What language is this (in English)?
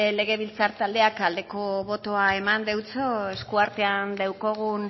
Basque